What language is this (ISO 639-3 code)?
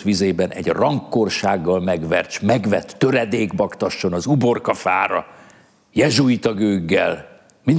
hun